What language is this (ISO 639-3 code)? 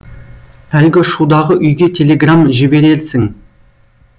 kaz